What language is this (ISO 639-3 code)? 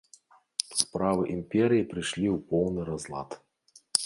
bel